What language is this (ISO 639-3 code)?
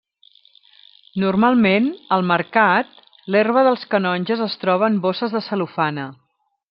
cat